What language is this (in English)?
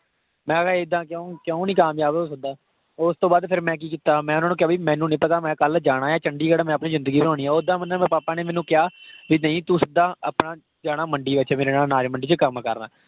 Punjabi